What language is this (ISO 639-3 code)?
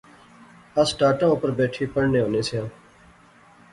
phr